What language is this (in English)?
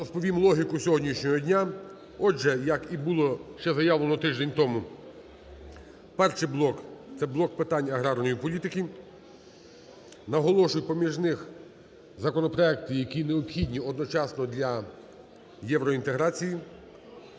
Ukrainian